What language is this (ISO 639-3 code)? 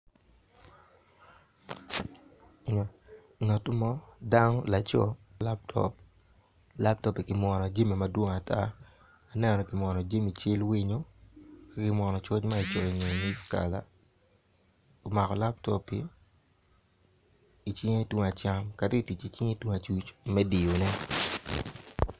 ach